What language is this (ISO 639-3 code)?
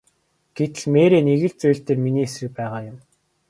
mon